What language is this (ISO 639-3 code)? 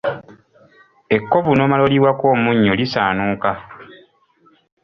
lug